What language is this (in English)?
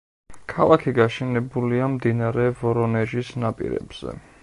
Georgian